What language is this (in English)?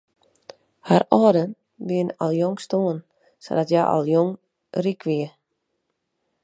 Western Frisian